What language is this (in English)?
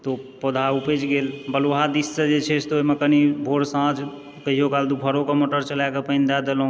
Maithili